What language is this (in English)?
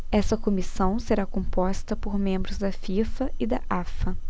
Portuguese